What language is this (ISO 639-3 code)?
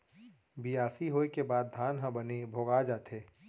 hne